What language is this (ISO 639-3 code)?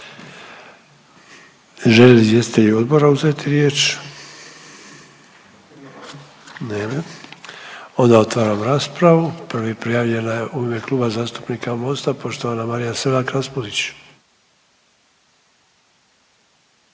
hrv